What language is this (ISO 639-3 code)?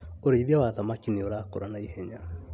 kik